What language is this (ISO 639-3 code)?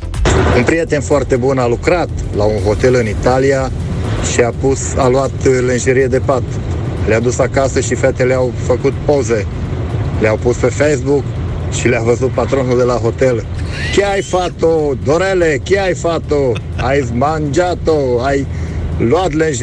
ron